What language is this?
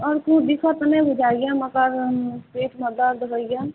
Maithili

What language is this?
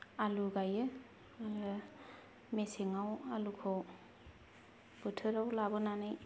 Bodo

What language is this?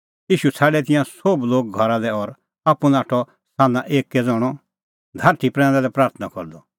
Kullu Pahari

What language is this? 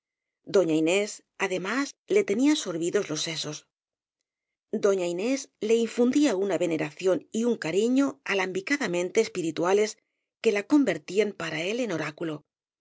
Spanish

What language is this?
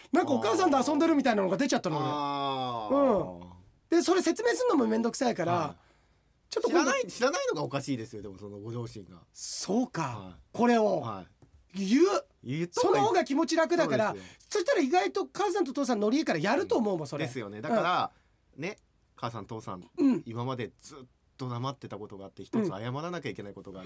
Japanese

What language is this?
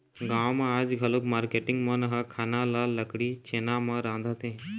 Chhattisgarhi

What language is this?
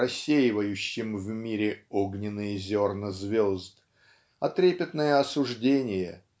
Russian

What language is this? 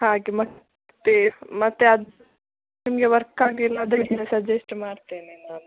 Kannada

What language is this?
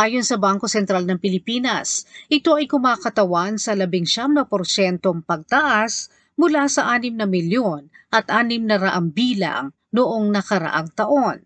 Filipino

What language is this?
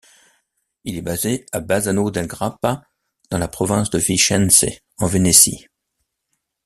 French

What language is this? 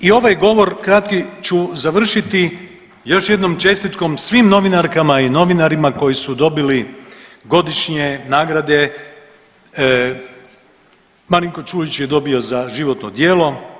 Croatian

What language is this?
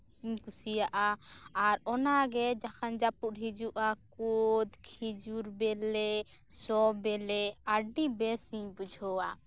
Santali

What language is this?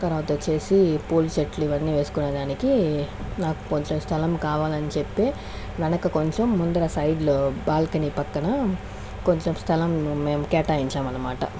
Telugu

